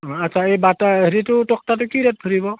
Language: Assamese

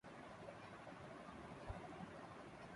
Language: Urdu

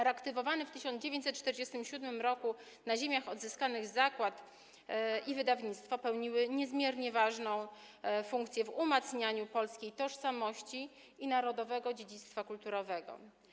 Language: Polish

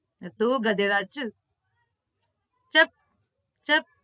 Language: Gujarati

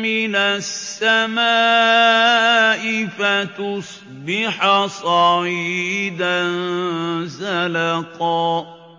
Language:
Arabic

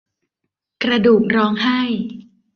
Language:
Thai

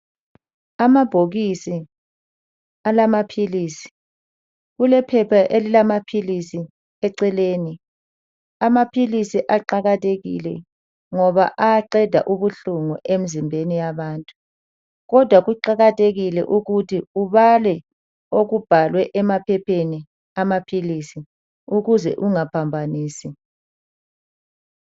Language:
North Ndebele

